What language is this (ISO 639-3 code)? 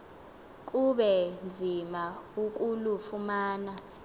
xho